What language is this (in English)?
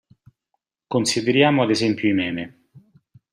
Italian